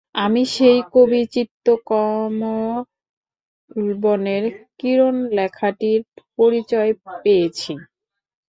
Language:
Bangla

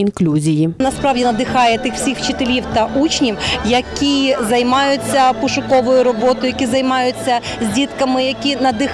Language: Ukrainian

